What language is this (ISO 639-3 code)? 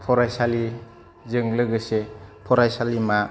brx